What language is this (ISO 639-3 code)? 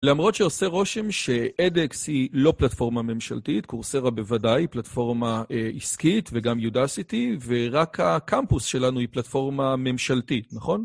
heb